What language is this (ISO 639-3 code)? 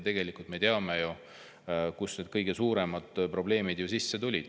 est